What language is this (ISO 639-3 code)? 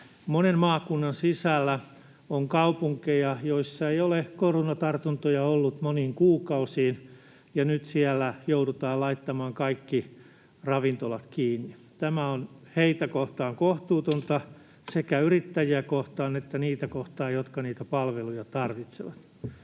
fin